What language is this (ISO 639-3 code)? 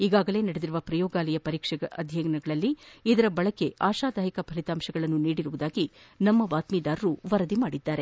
kan